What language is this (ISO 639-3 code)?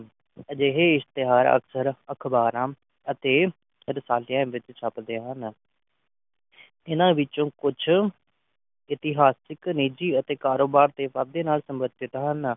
pan